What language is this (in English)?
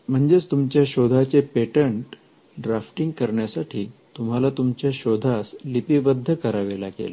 Marathi